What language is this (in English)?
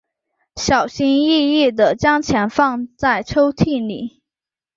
Chinese